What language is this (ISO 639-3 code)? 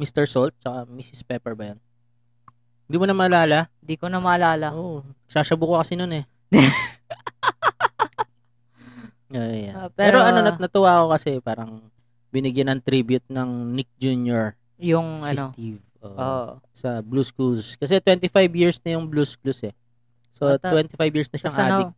fil